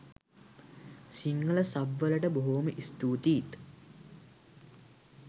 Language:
Sinhala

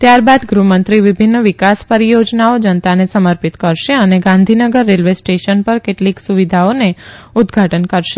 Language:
Gujarati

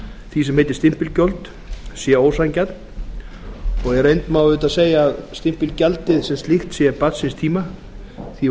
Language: Icelandic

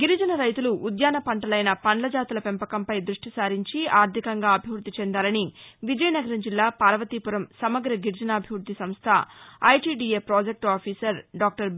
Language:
Telugu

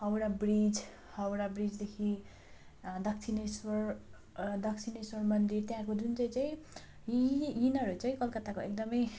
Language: Nepali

